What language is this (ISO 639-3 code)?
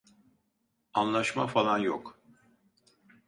tur